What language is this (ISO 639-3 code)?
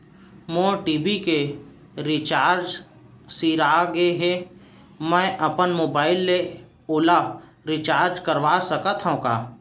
hne